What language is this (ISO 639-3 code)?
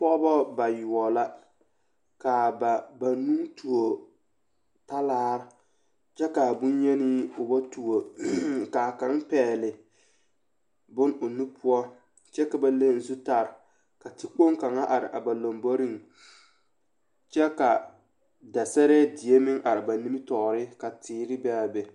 dga